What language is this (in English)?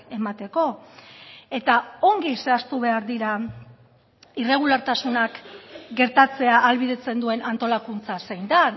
Basque